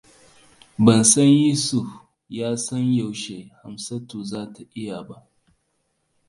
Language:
Hausa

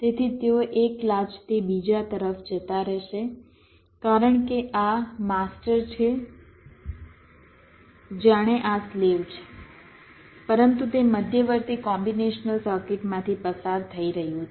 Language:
Gujarati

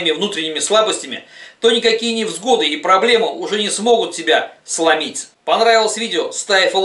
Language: Russian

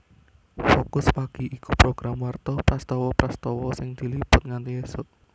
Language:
Javanese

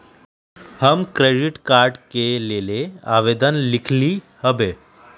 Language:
Magahi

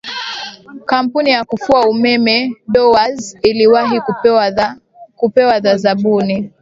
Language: Swahili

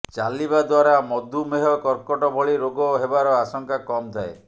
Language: Odia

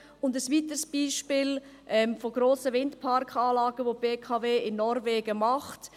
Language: Swiss German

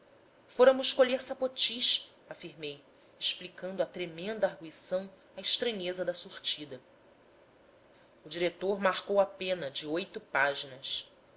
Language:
Portuguese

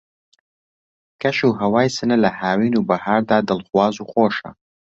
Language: Central Kurdish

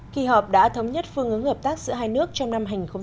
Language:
Vietnamese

